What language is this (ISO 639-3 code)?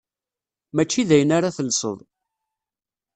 kab